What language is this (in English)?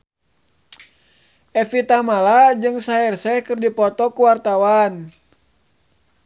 Sundanese